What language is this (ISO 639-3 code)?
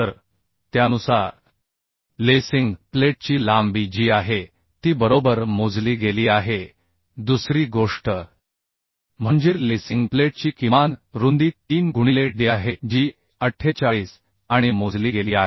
mar